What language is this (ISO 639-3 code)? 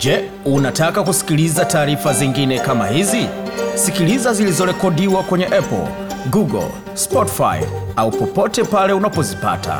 swa